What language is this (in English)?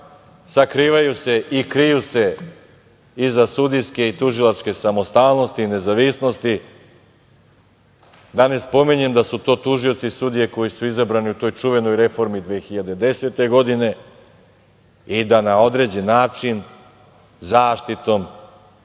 Serbian